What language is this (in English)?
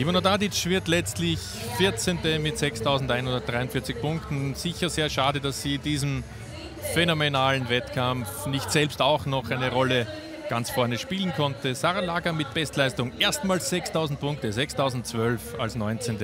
German